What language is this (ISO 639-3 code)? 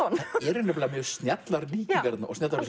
isl